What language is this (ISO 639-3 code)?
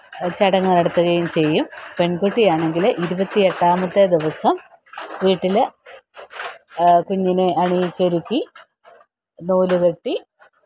mal